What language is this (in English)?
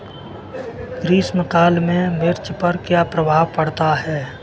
Hindi